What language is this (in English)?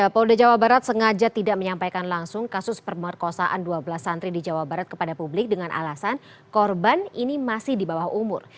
Indonesian